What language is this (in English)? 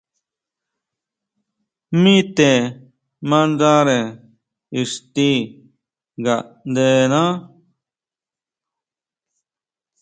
Huautla Mazatec